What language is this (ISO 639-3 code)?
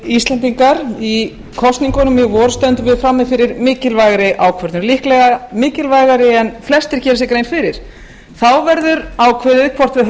isl